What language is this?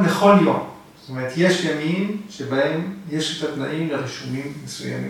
Hebrew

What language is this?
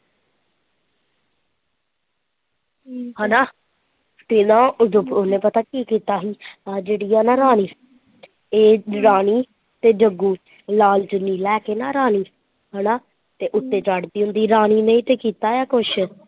Punjabi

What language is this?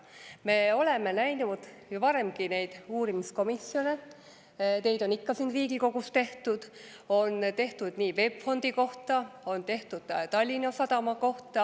Estonian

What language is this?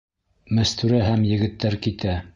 Bashkir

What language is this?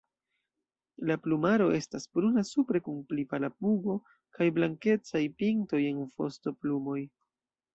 Esperanto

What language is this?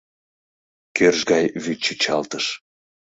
Mari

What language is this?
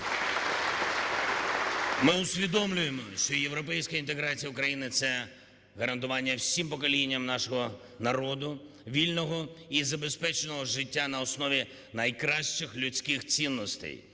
Ukrainian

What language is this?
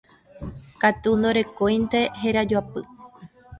Guarani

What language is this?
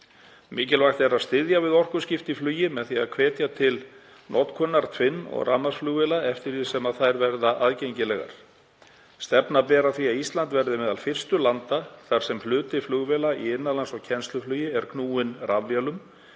Icelandic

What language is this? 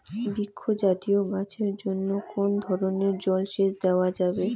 Bangla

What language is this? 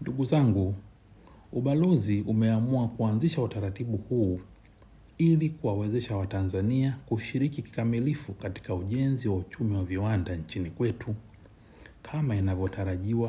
Swahili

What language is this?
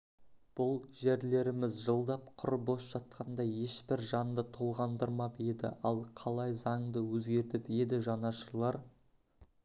Kazakh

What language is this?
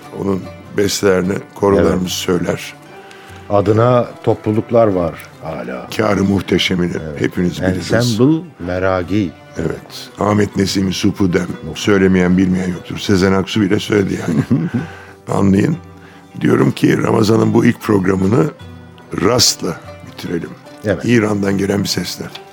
Turkish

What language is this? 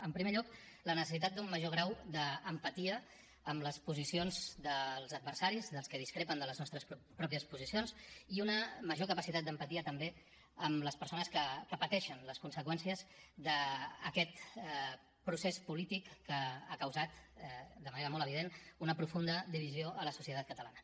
Catalan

